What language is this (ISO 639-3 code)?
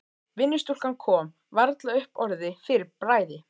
isl